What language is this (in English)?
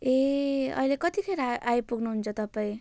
Nepali